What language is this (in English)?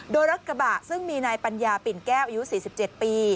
Thai